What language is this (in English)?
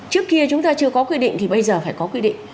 Vietnamese